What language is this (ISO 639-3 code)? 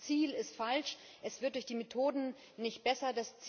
deu